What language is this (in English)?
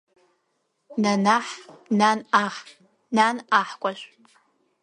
Abkhazian